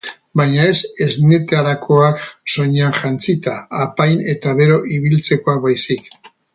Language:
Basque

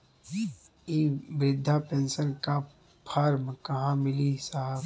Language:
Bhojpuri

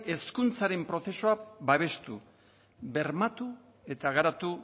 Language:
Basque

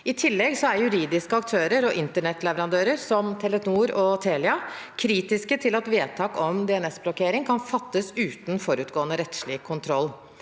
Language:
Norwegian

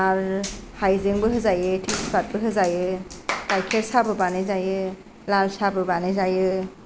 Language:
Bodo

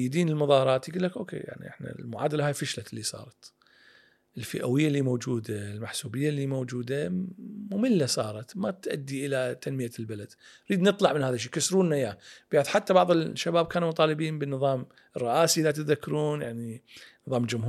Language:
Arabic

